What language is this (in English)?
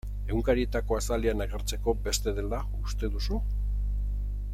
Basque